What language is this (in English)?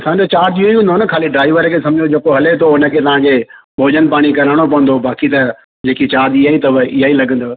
Sindhi